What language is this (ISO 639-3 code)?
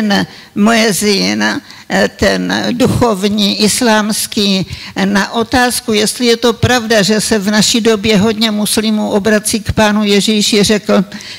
slk